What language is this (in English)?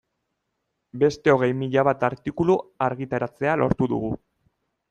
Basque